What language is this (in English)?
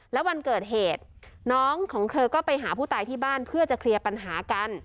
Thai